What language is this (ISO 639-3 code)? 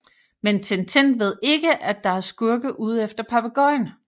dan